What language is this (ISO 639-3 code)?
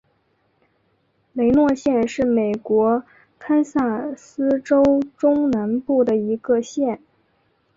zho